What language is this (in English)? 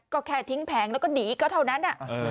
Thai